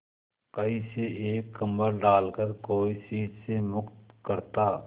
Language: Hindi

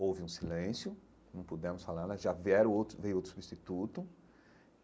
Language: Portuguese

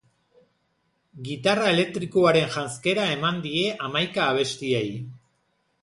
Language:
Basque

